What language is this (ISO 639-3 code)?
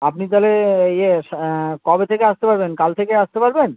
ben